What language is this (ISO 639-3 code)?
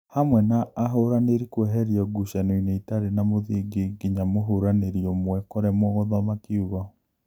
kik